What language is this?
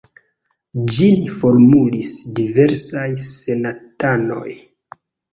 Esperanto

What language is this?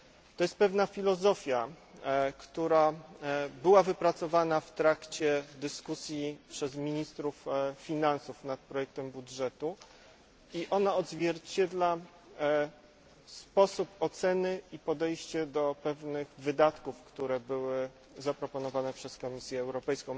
Polish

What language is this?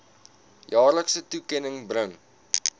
Afrikaans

